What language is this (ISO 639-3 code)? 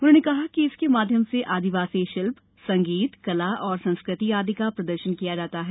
hin